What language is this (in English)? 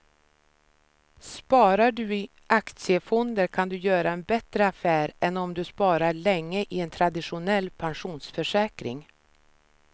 Swedish